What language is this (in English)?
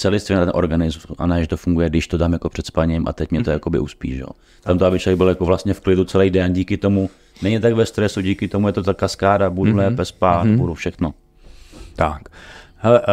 Czech